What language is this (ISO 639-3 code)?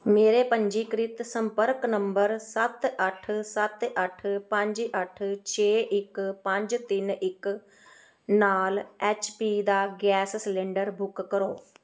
pan